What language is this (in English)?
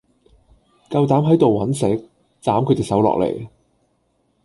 Cantonese